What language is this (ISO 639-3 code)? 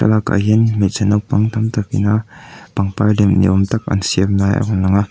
lus